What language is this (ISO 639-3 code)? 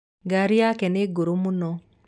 kik